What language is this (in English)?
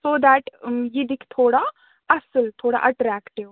Kashmiri